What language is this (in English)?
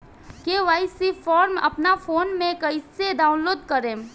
Bhojpuri